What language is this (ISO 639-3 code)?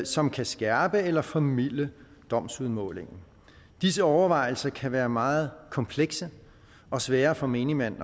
dan